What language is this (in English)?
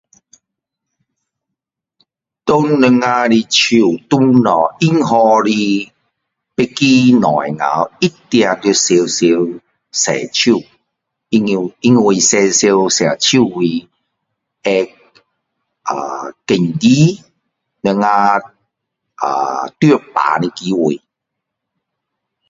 Min Dong Chinese